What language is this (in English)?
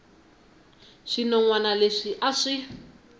Tsonga